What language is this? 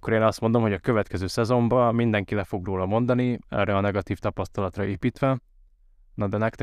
Hungarian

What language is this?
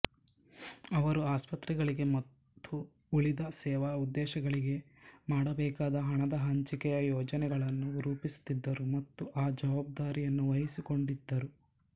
Kannada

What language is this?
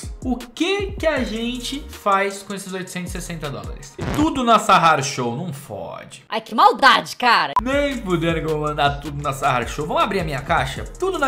Portuguese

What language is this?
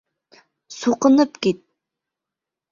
Bashkir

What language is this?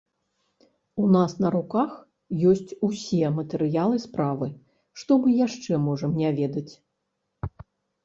Belarusian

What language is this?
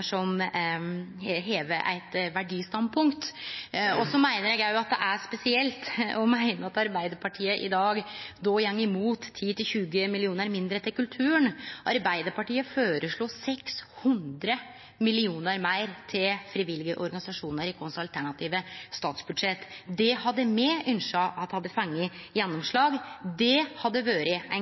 Norwegian Nynorsk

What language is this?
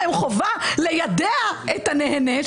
Hebrew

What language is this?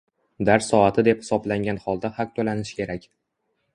Uzbek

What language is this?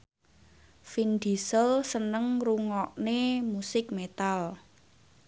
Javanese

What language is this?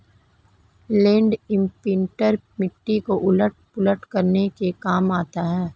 Hindi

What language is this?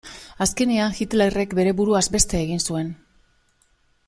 Basque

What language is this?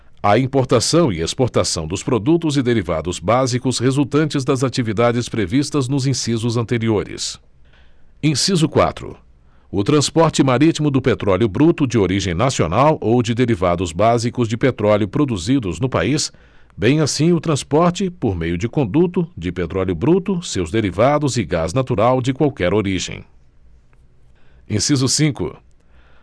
Portuguese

